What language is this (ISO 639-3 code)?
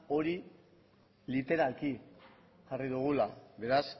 eus